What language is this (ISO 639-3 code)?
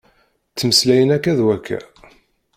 kab